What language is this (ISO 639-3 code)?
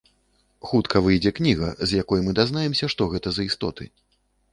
bel